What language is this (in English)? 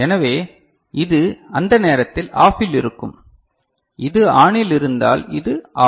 Tamil